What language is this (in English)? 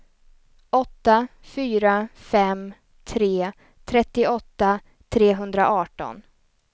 Swedish